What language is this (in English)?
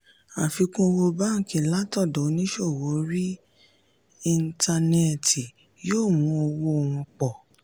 Yoruba